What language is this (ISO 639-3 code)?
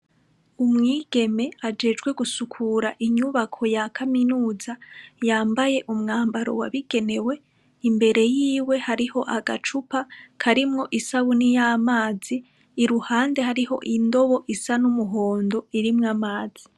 run